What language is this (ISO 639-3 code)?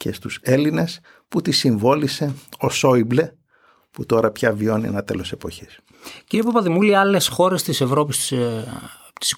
ell